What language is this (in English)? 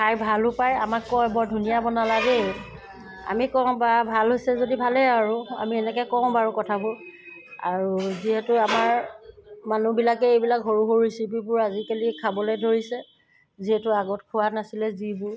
Assamese